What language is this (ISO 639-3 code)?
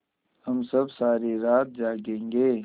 hin